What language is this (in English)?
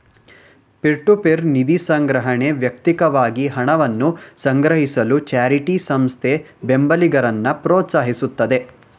Kannada